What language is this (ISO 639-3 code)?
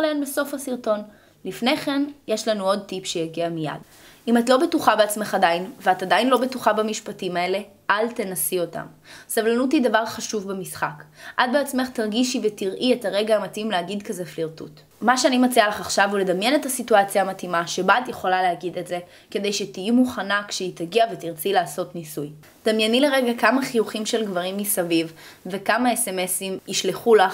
heb